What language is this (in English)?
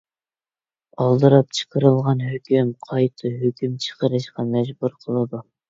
Uyghur